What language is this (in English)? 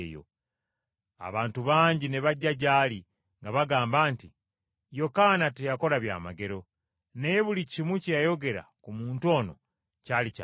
Ganda